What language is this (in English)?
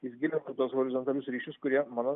Lithuanian